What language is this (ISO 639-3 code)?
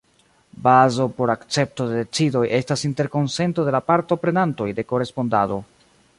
epo